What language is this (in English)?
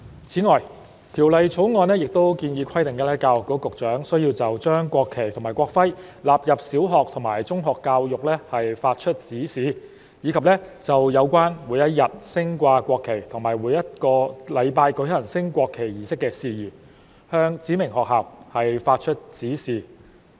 Cantonese